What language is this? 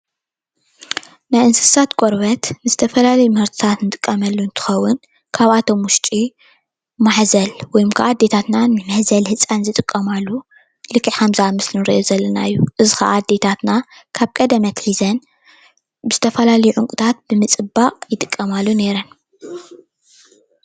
Tigrinya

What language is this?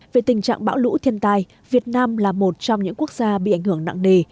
Vietnamese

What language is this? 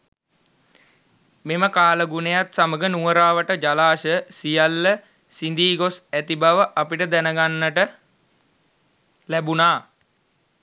Sinhala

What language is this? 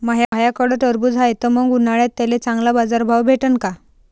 Marathi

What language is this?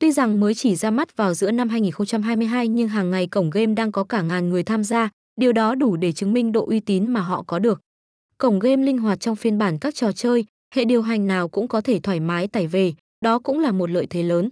Vietnamese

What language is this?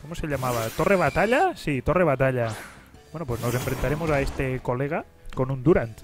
Spanish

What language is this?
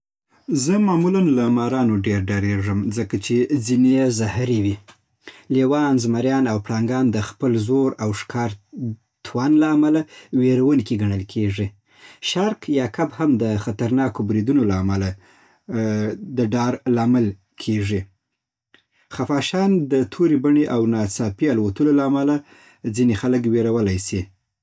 Southern Pashto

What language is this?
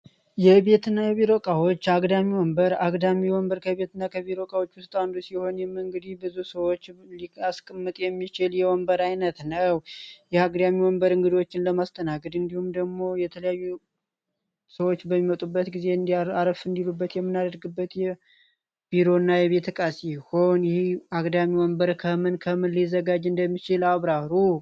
Amharic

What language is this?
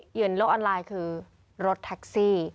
Thai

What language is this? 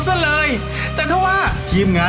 Thai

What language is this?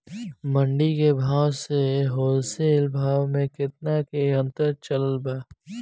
Bhojpuri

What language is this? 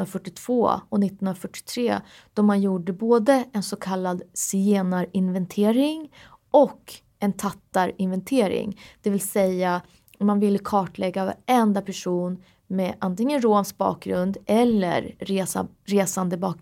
Swedish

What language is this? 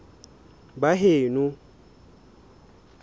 Southern Sotho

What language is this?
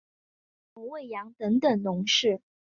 Chinese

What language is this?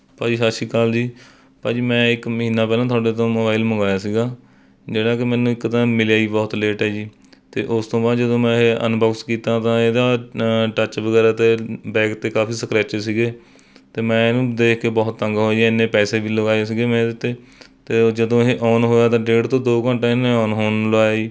Punjabi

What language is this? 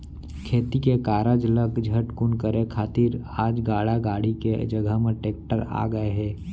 Chhattisgarhi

